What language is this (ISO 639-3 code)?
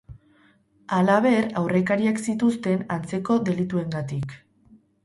eus